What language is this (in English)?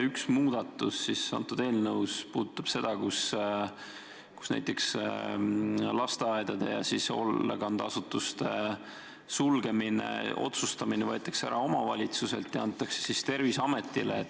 Estonian